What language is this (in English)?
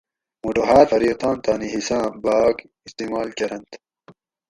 Gawri